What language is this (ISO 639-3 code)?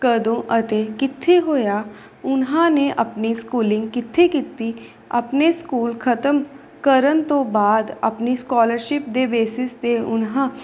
pan